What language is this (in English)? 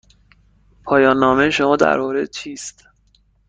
Persian